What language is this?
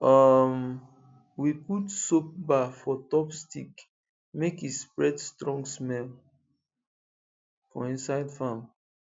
Nigerian Pidgin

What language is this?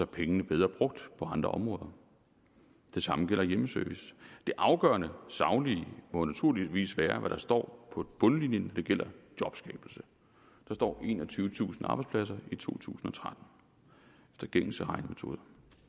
Danish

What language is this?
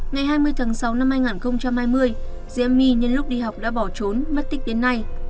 Vietnamese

